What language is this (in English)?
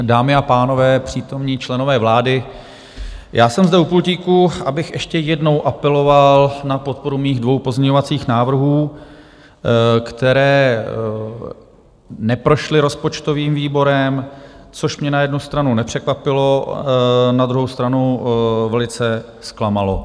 Czech